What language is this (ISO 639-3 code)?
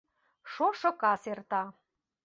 chm